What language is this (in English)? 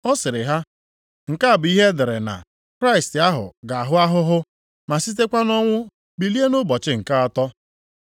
Igbo